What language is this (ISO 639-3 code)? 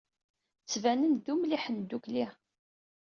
kab